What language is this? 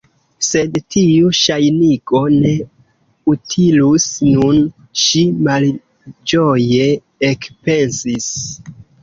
Esperanto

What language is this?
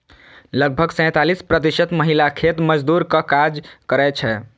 Maithili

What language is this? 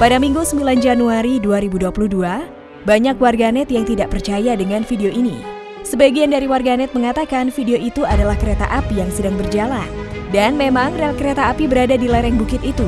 Indonesian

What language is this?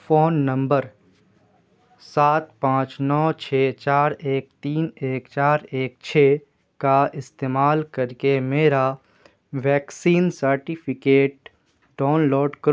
Urdu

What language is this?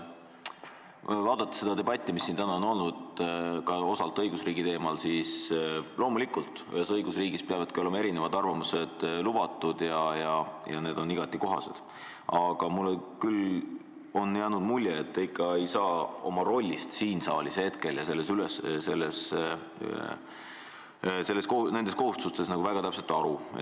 Estonian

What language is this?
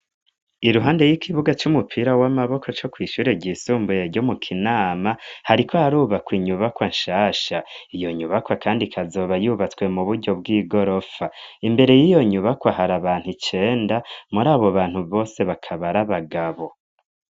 Rundi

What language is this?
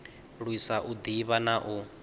Venda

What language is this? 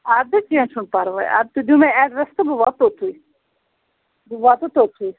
Kashmiri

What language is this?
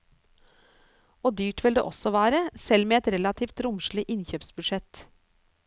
Norwegian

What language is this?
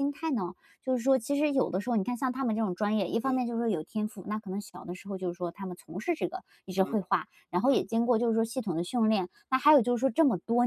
Chinese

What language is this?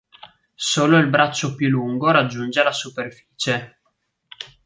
Italian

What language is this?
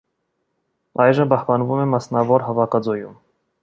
Armenian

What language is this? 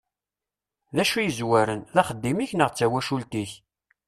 Kabyle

